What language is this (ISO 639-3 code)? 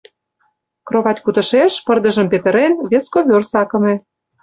chm